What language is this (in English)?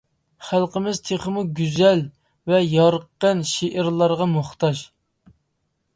Uyghur